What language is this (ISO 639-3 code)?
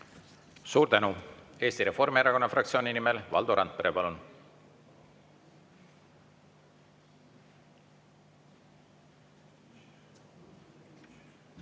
est